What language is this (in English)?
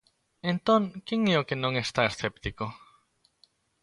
Galician